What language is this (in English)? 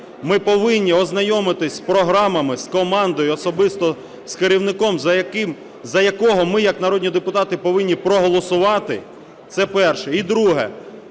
Ukrainian